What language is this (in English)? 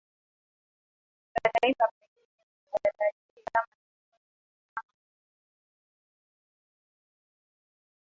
Swahili